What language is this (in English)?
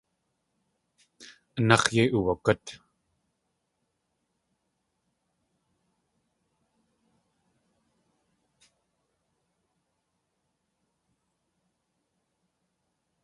Tlingit